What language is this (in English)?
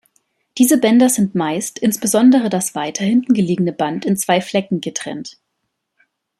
German